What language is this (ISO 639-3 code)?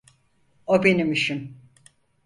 tur